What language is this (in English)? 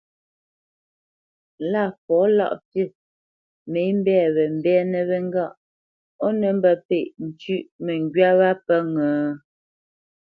Bamenyam